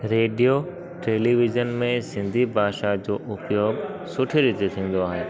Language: Sindhi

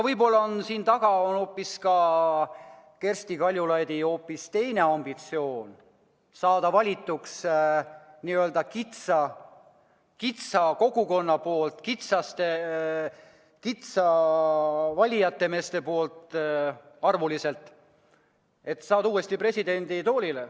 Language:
Estonian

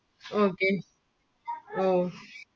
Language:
Malayalam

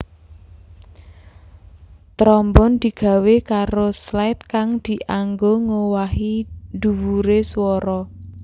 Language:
Javanese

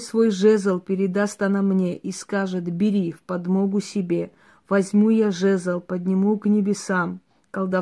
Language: Russian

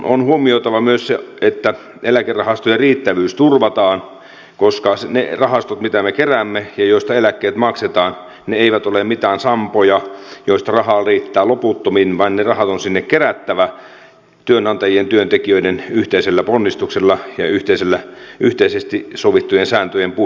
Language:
Finnish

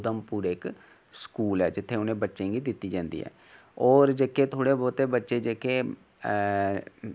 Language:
Dogri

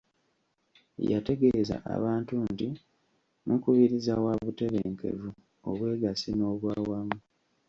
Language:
Ganda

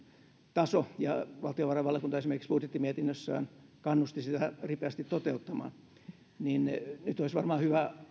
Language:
Finnish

